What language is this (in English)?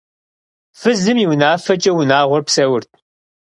Kabardian